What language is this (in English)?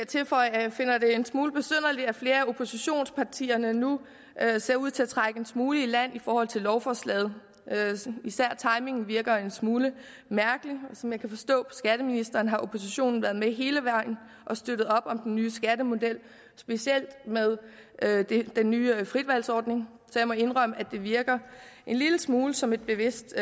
Danish